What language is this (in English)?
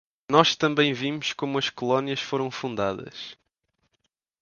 Portuguese